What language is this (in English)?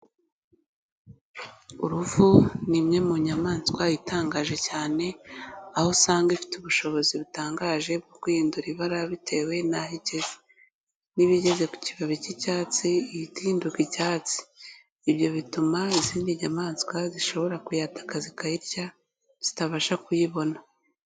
Kinyarwanda